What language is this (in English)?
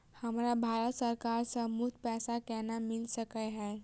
Maithili